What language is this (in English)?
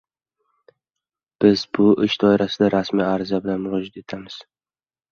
Uzbek